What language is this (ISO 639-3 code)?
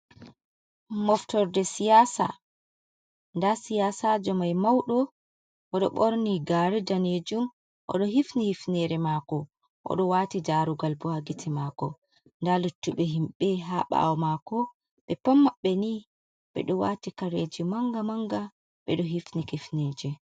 ful